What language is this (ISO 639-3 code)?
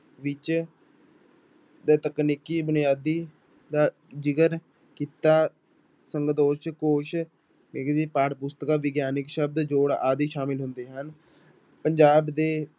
pan